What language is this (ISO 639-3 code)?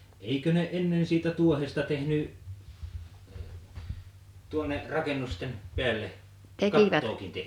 fin